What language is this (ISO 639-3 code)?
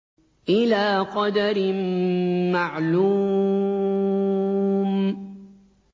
ara